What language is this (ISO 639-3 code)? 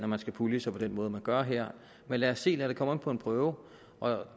dan